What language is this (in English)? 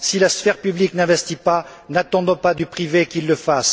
French